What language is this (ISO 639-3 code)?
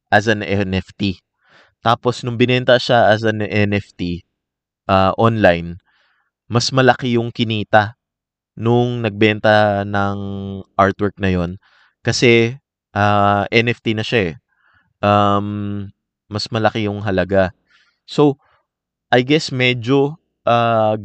fil